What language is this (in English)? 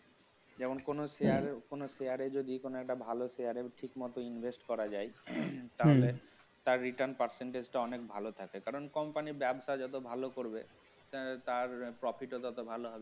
Bangla